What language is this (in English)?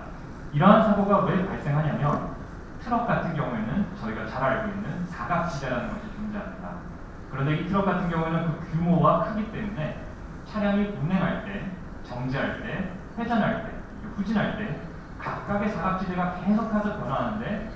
Korean